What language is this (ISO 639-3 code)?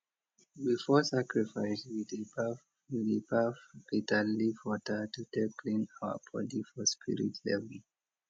pcm